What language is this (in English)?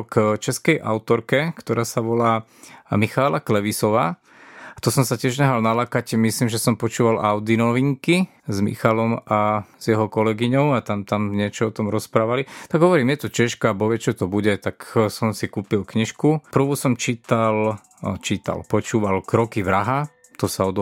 Slovak